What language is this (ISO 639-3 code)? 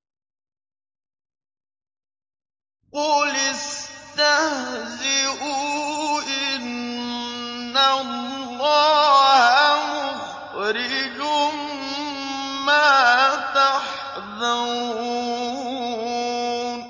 ara